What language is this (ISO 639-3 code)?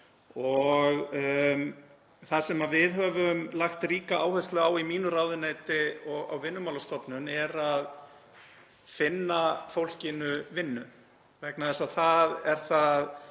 isl